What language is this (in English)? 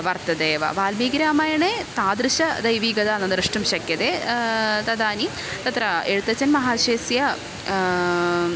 Sanskrit